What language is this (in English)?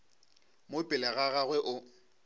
Northern Sotho